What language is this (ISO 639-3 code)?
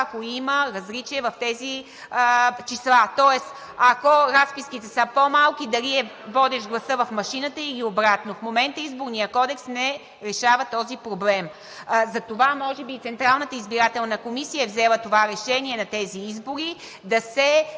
bul